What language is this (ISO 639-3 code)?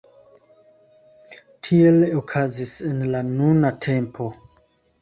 epo